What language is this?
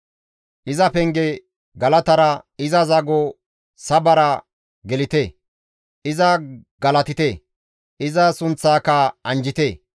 Gamo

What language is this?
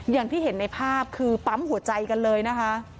Thai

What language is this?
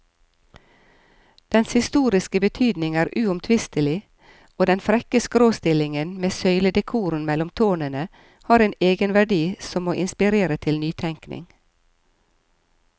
Norwegian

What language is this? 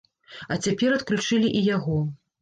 Belarusian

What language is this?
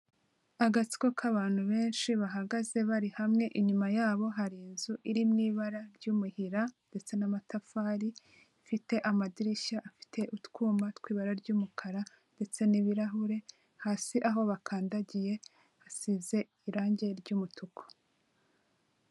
Kinyarwanda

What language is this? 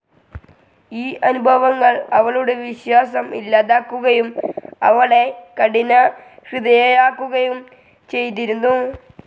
Malayalam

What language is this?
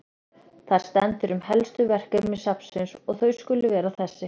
Icelandic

